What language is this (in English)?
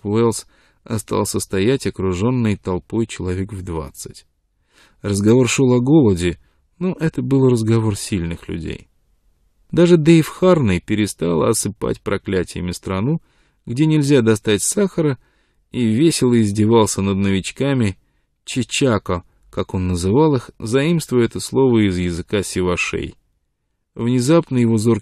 Russian